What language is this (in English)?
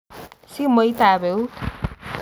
Kalenjin